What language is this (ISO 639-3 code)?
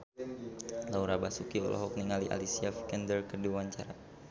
sun